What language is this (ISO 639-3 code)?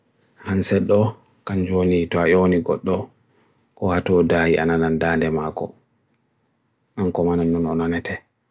fui